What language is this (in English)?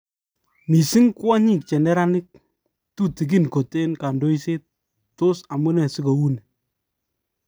Kalenjin